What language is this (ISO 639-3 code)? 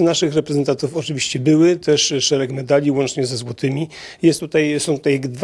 pol